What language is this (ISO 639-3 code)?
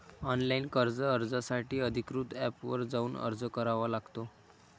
mar